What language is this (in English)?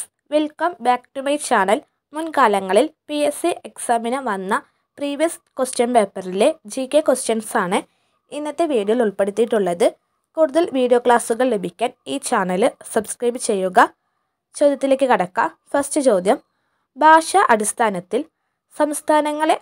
Turkish